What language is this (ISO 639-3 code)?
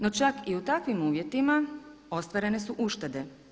hrv